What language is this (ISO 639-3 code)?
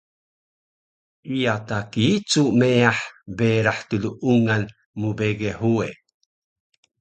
trv